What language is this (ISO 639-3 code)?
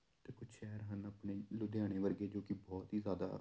pan